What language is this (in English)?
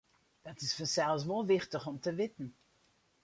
Western Frisian